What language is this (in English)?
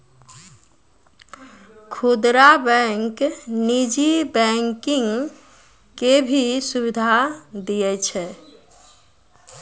Maithili